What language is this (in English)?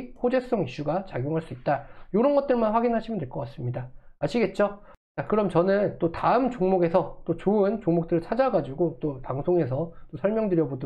Korean